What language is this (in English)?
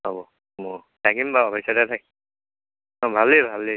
Assamese